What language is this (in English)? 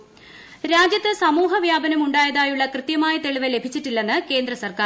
Malayalam